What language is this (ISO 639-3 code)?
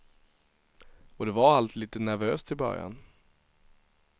swe